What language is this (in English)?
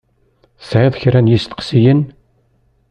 Kabyle